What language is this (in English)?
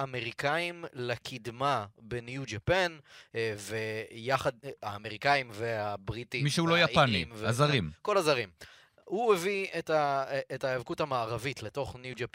Hebrew